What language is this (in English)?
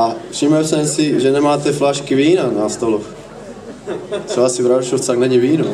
Ukrainian